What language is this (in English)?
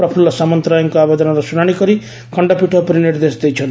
Odia